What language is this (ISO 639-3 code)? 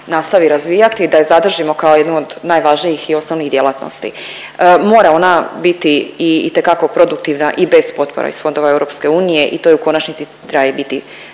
hrv